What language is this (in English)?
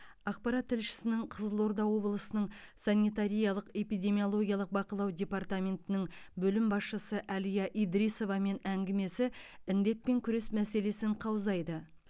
Kazakh